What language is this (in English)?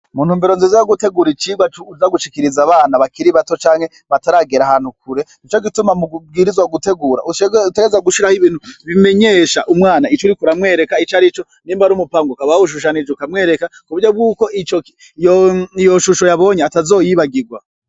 Rundi